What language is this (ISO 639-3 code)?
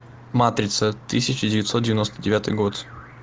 rus